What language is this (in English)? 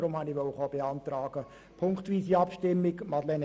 Swiss German